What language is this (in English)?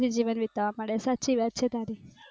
Gujarati